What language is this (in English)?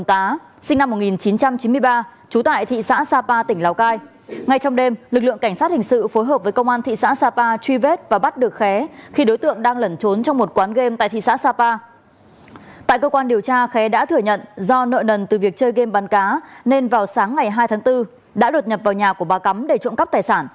Vietnamese